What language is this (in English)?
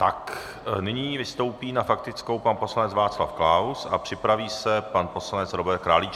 Czech